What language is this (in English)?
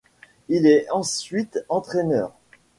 French